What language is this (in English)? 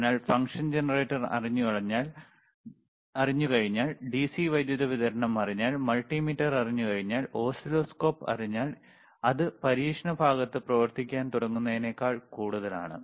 Malayalam